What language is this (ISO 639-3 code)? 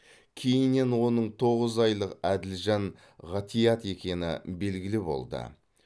kaz